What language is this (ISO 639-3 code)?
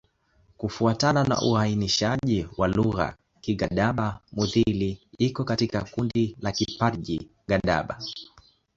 swa